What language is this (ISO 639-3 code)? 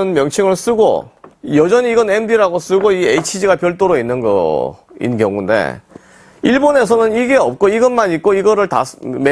kor